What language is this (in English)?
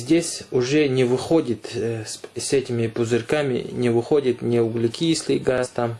Russian